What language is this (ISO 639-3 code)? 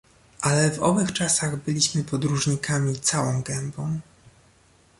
pol